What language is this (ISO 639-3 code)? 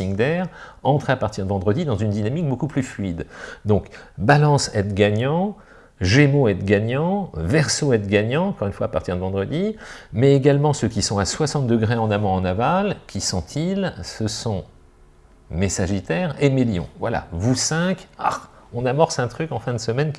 fra